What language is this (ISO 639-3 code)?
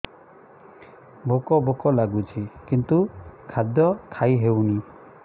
ori